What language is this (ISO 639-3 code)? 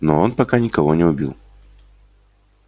rus